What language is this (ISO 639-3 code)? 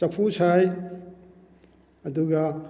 mni